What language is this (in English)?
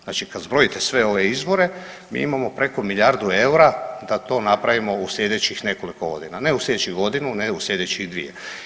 Croatian